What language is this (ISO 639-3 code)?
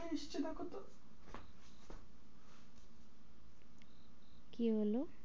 ben